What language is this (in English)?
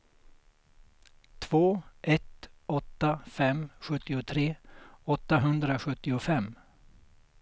Swedish